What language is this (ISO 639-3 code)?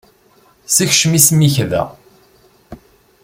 kab